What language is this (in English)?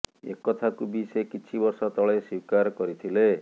Odia